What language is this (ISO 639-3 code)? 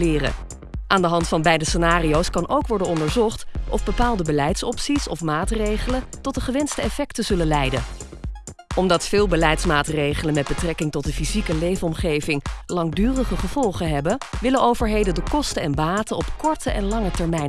nld